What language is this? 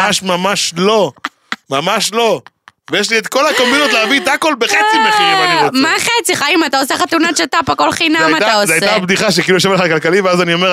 Hebrew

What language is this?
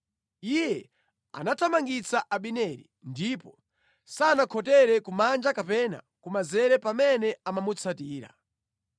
Nyanja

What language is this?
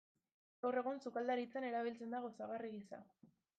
Basque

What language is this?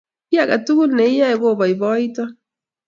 Kalenjin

